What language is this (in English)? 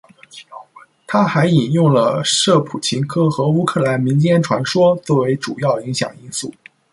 Chinese